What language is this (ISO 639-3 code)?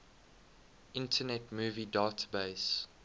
eng